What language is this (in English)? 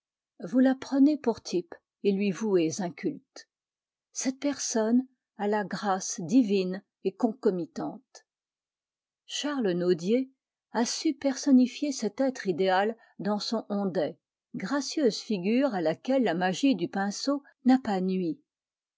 French